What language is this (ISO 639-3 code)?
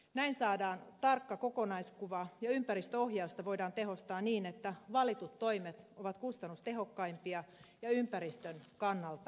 fin